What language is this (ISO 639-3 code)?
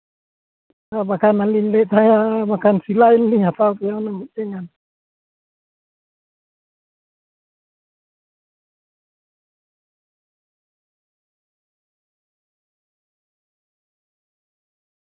sat